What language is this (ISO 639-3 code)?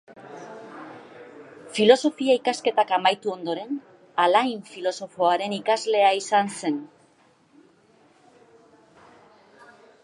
eus